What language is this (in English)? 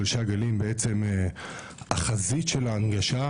Hebrew